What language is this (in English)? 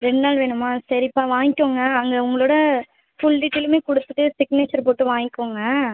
Tamil